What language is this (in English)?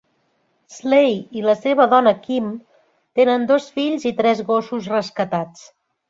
Catalan